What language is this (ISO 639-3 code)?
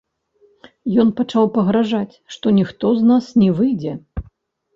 bel